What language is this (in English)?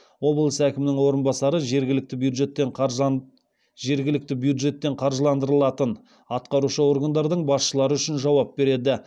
Kazakh